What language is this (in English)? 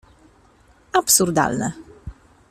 Polish